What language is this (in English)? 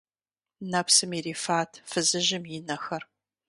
Kabardian